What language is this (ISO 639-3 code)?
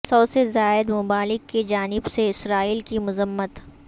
urd